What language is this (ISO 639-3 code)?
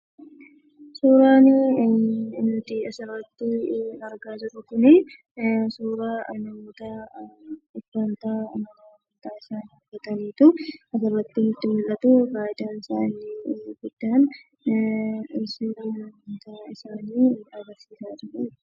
orm